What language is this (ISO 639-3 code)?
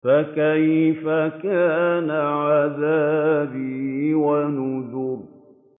ara